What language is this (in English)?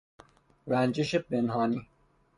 Persian